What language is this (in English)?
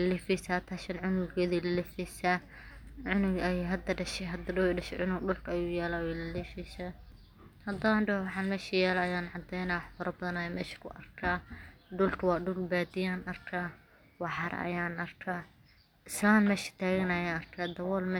Somali